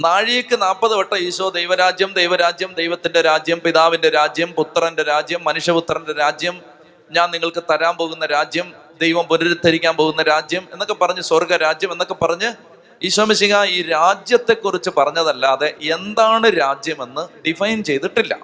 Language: Malayalam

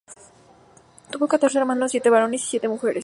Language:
Spanish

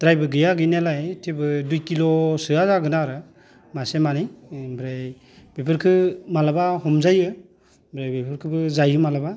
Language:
Bodo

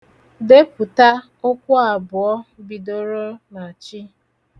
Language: Igbo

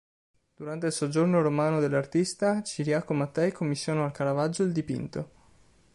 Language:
Italian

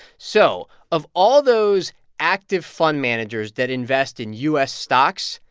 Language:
English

